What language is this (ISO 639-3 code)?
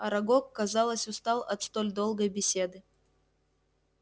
rus